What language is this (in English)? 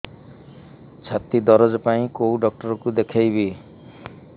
Odia